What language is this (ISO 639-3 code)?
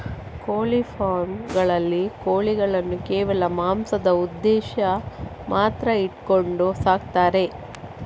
kan